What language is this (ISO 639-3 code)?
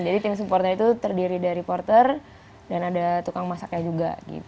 ind